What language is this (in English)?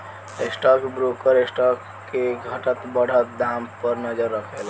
Bhojpuri